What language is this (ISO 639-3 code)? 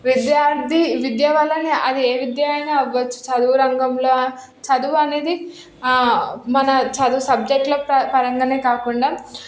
tel